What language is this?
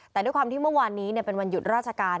Thai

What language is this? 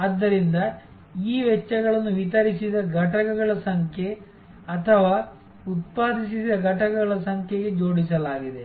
Kannada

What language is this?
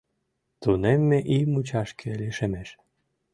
Mari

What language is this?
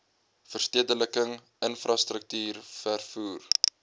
Afrikaans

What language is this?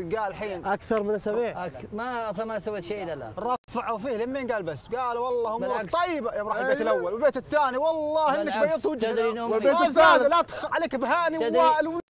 Arabic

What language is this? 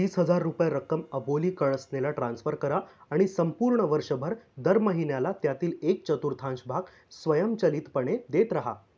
Marathi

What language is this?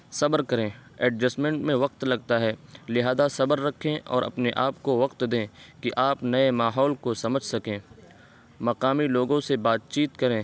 Urdu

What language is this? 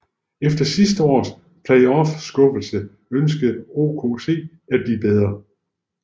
Danish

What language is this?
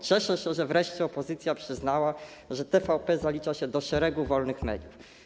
Polish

